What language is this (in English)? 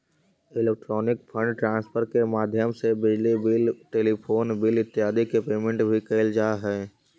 Magahi